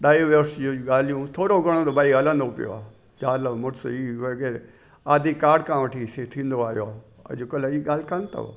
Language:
Sindhi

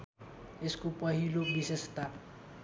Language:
Nepali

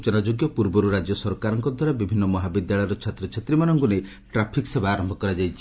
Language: Odia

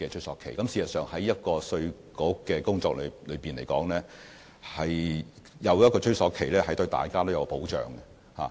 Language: Cantonese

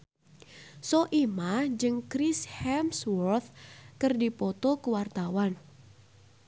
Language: Sundanese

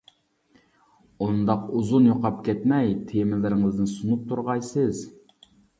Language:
Uyghur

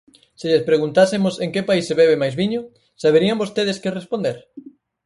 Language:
Galician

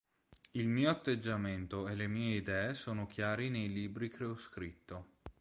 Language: Italian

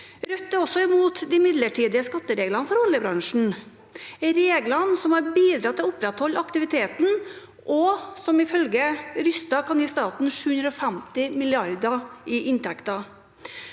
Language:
Norwegian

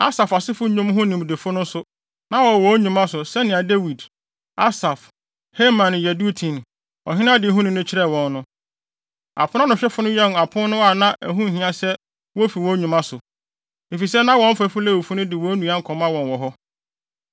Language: Akan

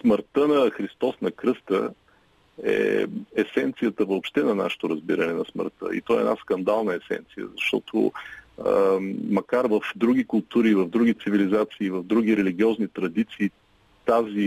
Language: Bulgarian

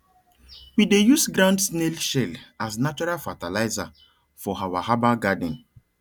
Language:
Nigerian Pidgin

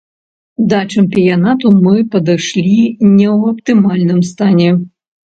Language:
Belarusian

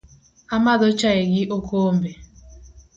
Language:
Luo (Kenya and Tanzania)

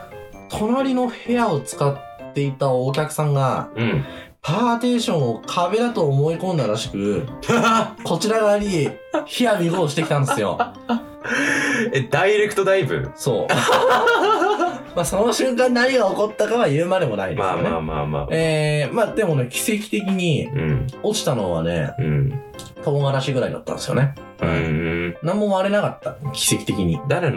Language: Japanese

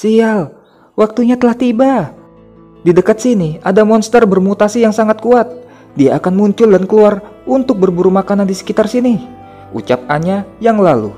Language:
Indonesian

